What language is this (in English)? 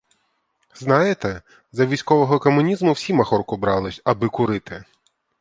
Ukrainian